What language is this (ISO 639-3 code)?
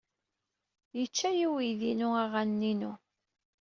kab